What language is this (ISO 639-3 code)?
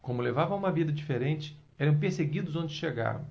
por